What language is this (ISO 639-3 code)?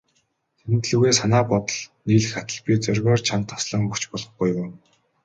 mon